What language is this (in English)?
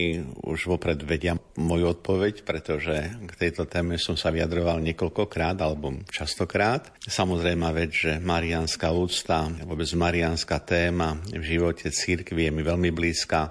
Slovak